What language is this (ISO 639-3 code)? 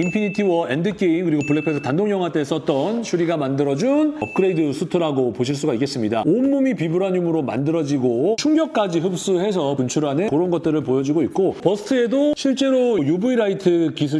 kor